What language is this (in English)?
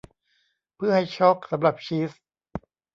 Thai